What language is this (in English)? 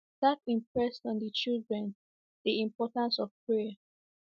Igbo